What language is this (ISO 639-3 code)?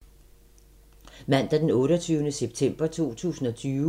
dan